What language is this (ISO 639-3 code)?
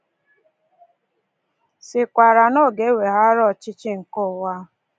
ibo